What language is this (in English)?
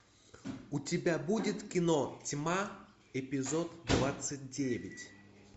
Russian